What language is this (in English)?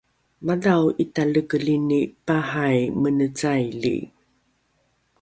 Rukai